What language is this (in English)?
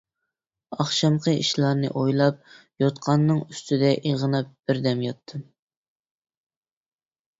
Uyghur